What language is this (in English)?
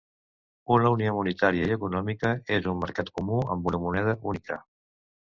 Catalan